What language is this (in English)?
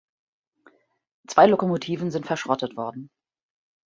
German